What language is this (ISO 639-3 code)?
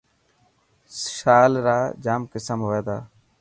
mki